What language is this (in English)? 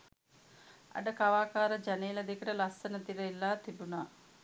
Sinhala